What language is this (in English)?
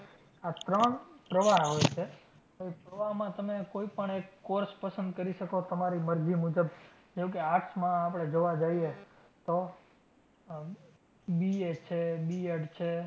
Gujarati